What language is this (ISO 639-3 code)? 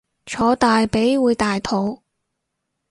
yue